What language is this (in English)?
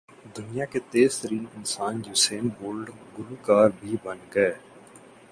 Urdu